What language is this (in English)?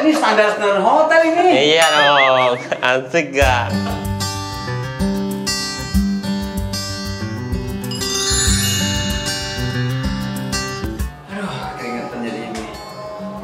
Indonesian